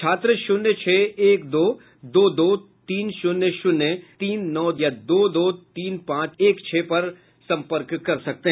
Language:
Hindi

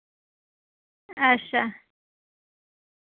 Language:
Dogri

